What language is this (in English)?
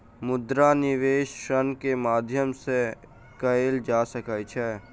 Maithili